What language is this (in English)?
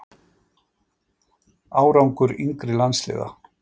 Icelandic